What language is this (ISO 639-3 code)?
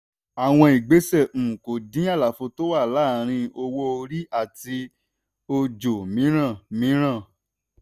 yor